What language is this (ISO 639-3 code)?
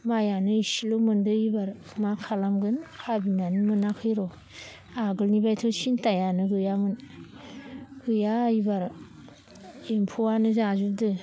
brx